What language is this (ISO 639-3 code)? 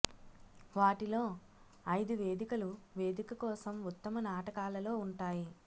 tel